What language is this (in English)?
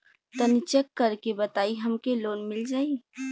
Bhojpuri